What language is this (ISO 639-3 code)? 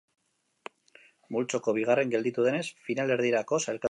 eus